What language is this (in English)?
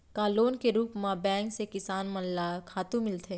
Chhattisgarhi